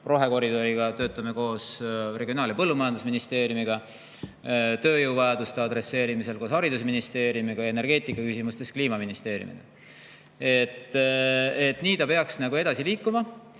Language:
Estonian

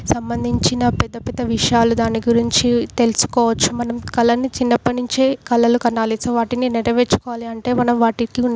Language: Telugu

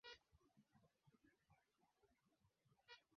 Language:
Swahili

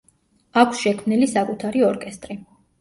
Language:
Georgian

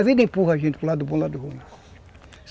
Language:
Portuguese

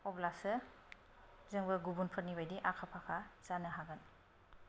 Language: Bodo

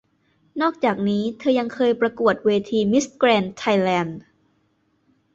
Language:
Thai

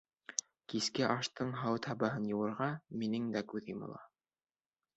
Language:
Bashkir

